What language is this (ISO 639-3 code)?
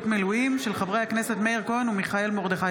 heb